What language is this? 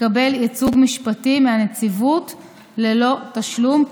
Hebrew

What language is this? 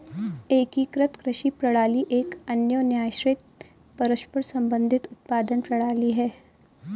Hindi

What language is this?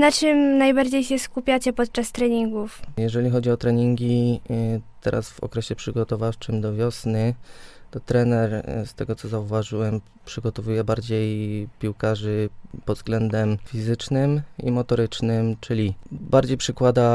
Polish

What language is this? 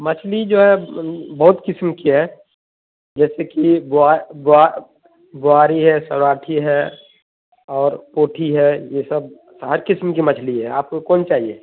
Urdu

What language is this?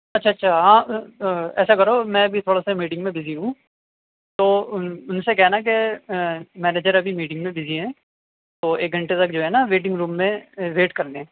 Urdu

